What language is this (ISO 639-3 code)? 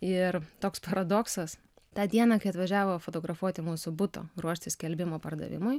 lit